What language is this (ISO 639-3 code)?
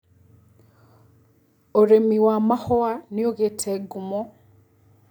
kik